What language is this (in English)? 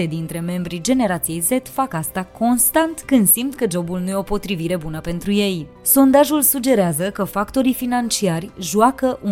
Romanian